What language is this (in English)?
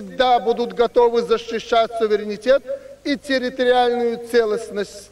Russian